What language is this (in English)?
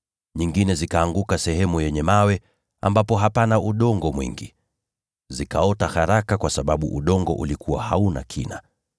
Swahili